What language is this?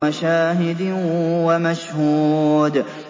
Arabic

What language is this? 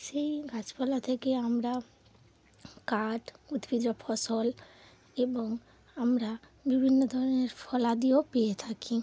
Bangla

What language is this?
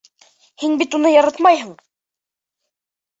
Bashkir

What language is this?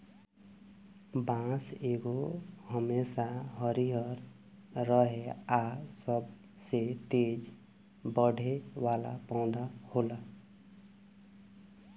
Bhojpuri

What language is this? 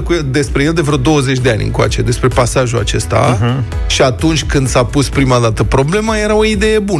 Romanian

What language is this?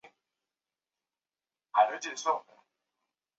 Chinese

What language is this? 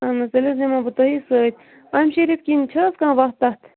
Kashmiri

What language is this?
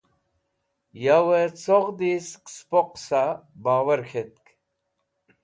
Wakhi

